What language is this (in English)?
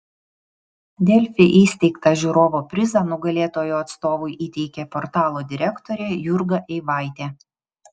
Lithuanian